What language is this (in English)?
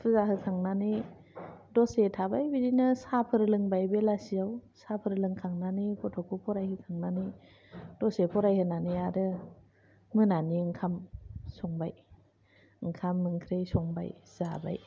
Bodo